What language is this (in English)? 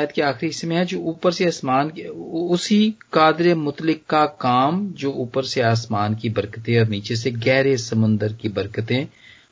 Hindi